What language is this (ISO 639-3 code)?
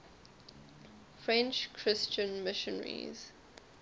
eng